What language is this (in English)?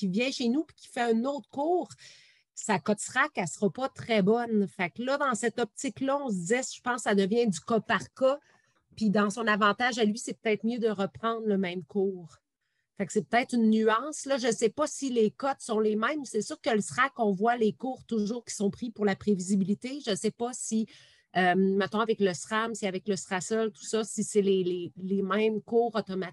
French